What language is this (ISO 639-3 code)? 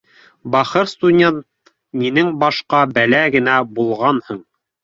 bak